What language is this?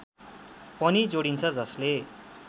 Nepali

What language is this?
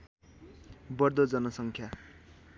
Nepali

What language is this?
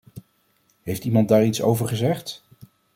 Dutch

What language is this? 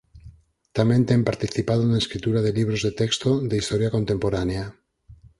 Galician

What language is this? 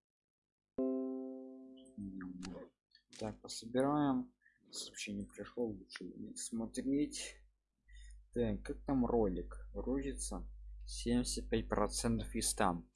Russian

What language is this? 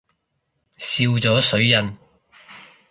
Cantonese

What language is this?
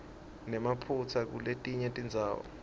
Swati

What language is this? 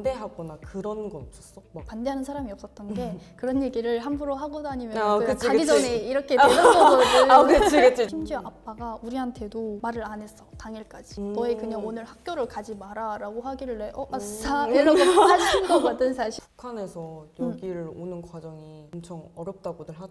Korean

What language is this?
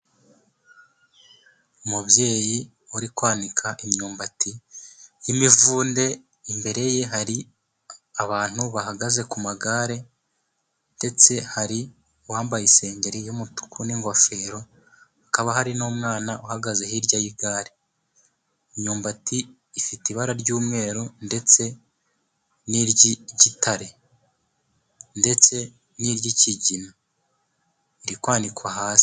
Kinyarwanda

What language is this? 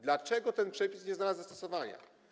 Polish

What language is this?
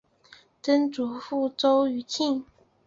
Chinese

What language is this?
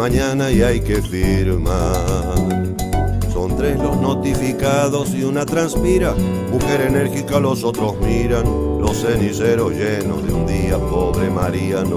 Spanish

